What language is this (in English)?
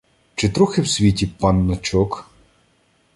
Ukrainian